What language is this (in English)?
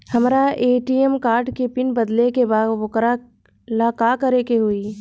Bhojpuri